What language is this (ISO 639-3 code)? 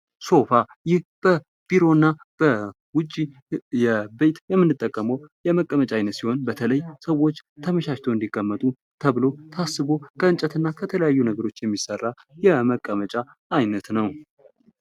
amh